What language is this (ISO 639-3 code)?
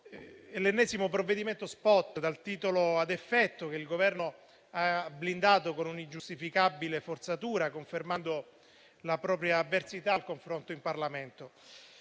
ita